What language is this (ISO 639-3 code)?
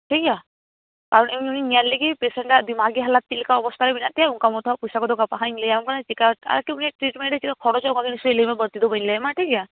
sat